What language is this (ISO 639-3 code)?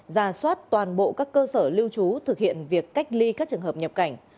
vie